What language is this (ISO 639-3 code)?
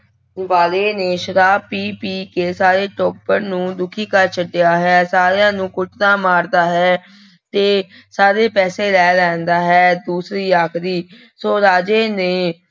pan